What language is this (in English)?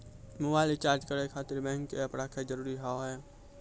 Maithili